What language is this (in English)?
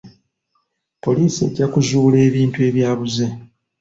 Ganda